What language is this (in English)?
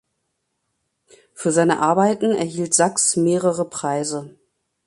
German